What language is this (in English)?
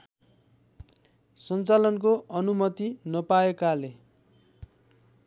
Nepali